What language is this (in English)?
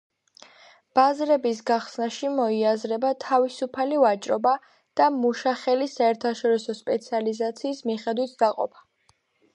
Georgian